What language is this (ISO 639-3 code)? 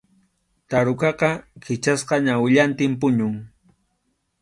qxu